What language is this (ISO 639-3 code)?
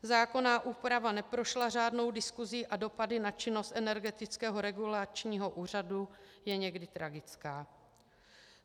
ces